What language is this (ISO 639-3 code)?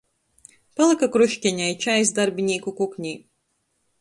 ltg